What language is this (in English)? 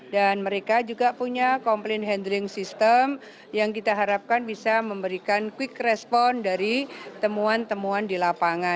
Indonesian